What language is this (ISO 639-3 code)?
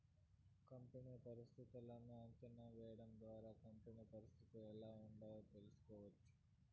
tel